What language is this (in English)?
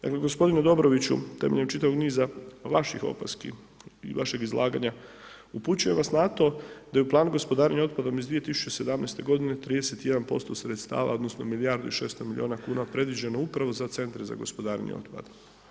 Croatian